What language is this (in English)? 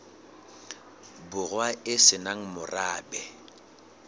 Southern Sotho